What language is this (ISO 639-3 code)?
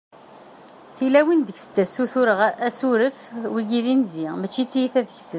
kab